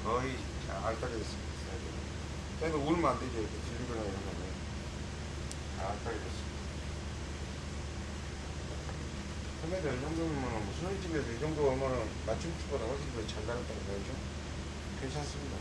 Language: Korean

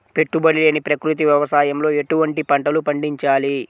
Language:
Telugu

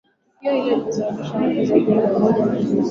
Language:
Swahili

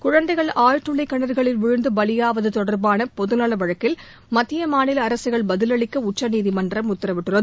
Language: Tamil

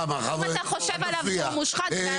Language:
Hebrew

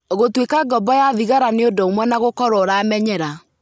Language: Kikuyu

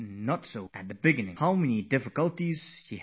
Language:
English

